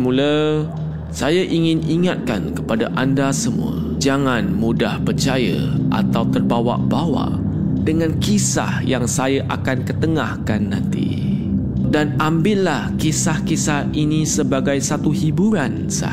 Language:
Malay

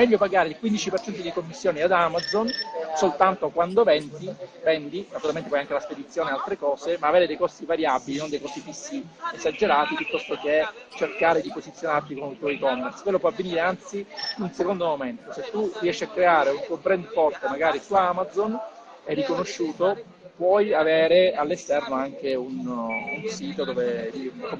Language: Italian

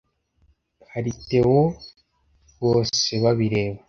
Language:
Kinyarwanda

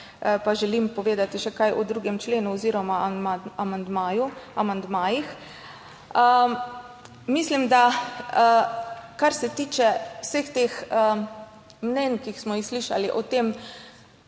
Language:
Slovenian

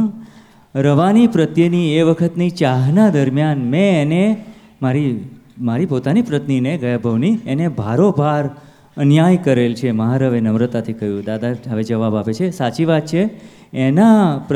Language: Gujarati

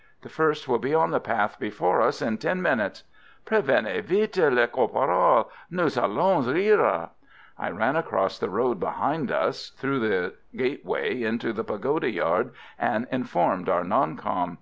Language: English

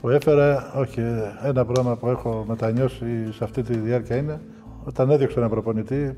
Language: Greek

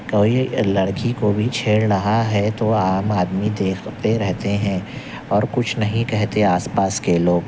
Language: Urdu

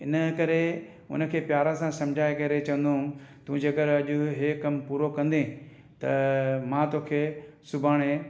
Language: Sindhi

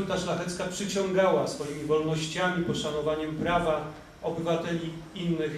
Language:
Polish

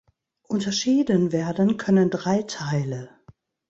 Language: German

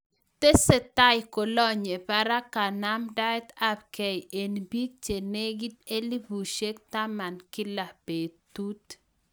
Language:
Kalenjin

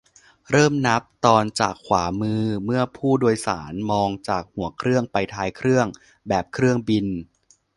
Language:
Thai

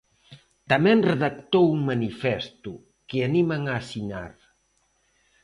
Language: Galician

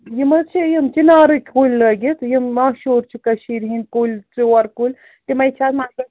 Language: Kashmiri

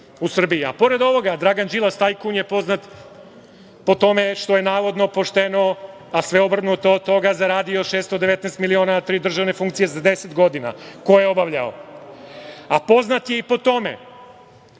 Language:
Serbian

